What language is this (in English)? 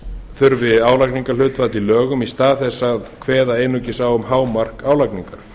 Icelandic